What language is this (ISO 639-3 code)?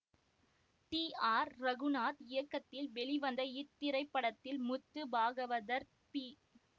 tam